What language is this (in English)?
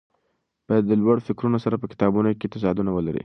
Pashto